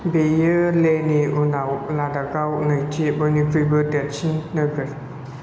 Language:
Bodo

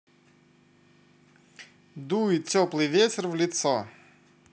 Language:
Russian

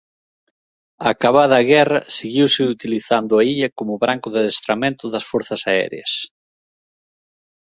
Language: Galician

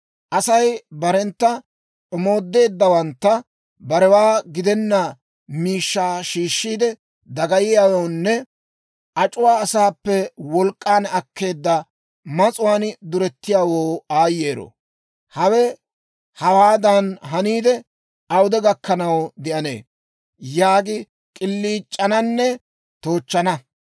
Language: Dawro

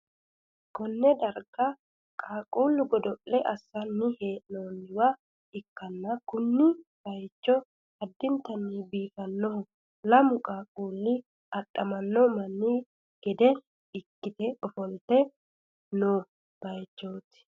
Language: Sidamo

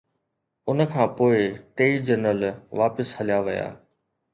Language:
Sindhi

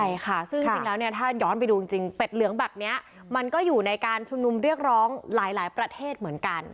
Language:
Thai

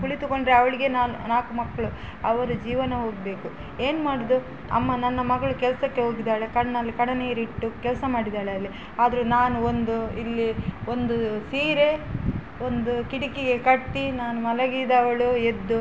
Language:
Kannada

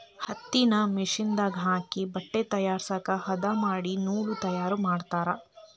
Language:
Kannada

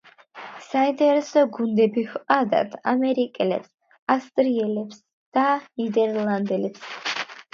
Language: Georgian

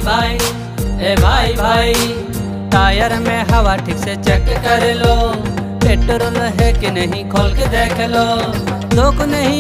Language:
Hindi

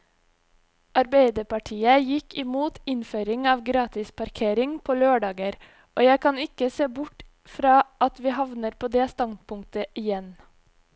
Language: Norwegian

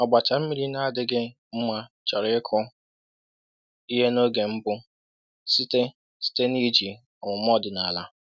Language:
Igbo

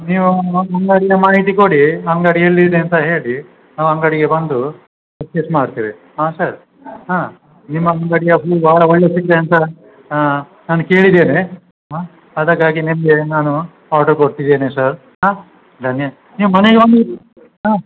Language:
Kannada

